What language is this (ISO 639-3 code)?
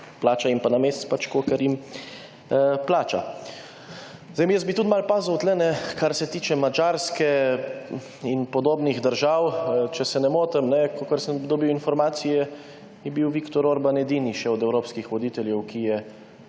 slv